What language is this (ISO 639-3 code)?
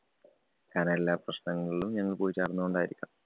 mal